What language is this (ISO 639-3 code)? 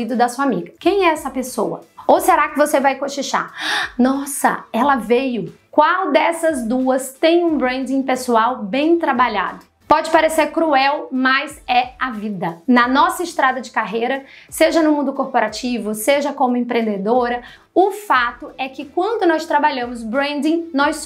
por